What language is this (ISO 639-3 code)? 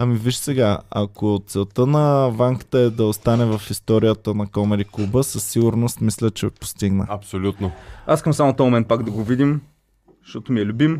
bul